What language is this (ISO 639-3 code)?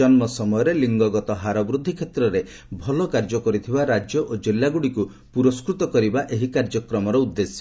ori